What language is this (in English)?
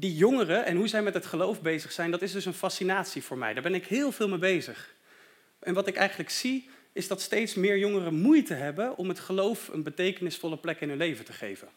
Dutch